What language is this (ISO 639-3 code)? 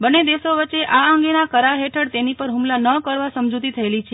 guj